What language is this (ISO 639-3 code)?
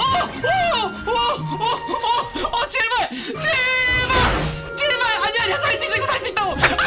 kor